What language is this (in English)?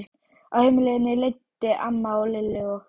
Icelandic